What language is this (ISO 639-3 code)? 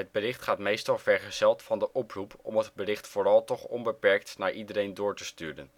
nld